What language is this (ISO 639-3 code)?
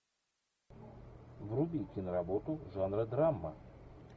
rus